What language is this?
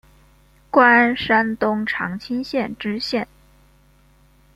Chinese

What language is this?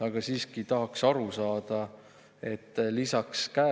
Estonian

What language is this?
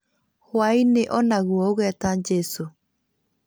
Kikuyu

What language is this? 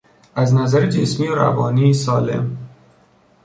Persian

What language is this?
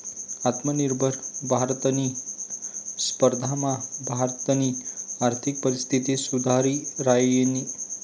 Marathi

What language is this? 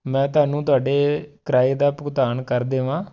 Punjabi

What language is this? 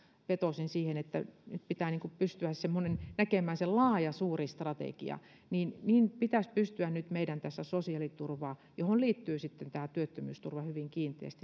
Finnish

